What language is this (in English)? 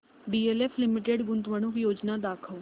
Marathi